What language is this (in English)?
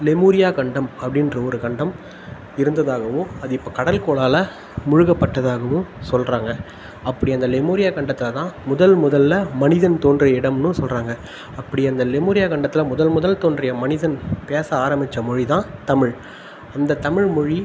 Tamil